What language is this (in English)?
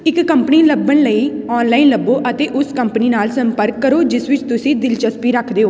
Punjabi